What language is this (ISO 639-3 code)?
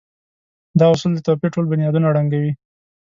pus